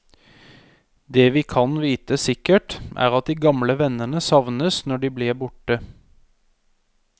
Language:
Norwegian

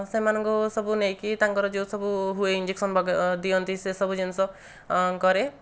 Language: Odia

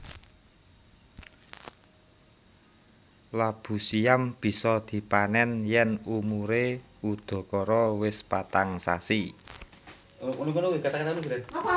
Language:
Javanese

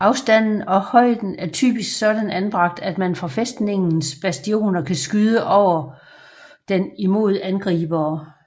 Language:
Danish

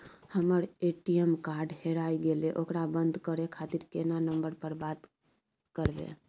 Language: Maithili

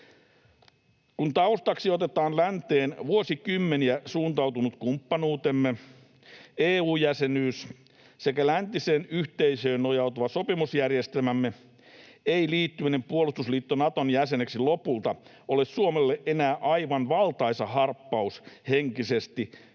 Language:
Finnish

